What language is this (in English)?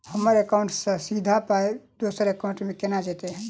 Maithili